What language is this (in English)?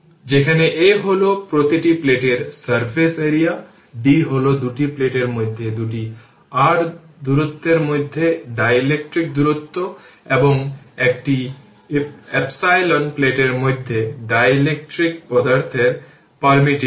Bangla